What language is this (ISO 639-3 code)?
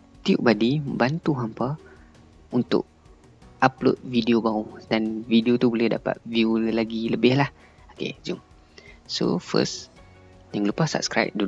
msa